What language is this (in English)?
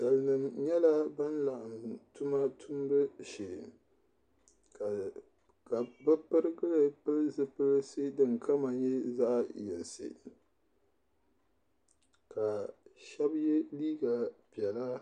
Dagbani